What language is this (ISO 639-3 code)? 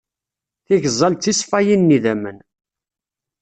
kab